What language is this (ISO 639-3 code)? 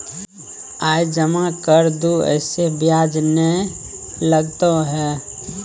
mai